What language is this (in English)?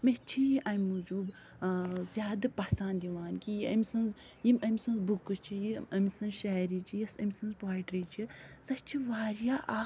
Kashmiri